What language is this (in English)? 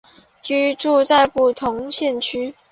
Chinese